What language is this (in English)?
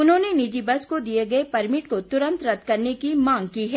Hindi